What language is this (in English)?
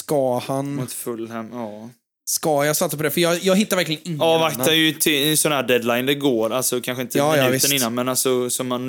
Swedish